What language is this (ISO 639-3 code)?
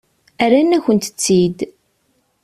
kab